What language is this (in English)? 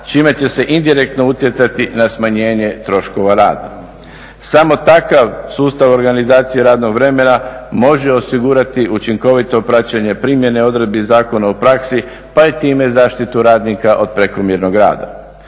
Croatian